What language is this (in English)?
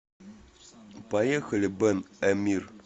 Russian